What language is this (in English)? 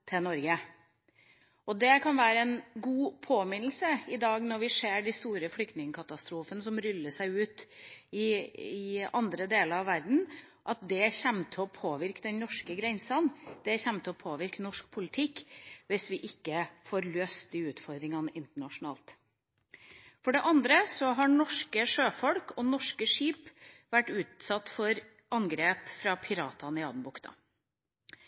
Norwegian Bokmål